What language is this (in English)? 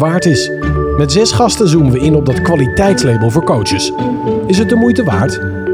Dutch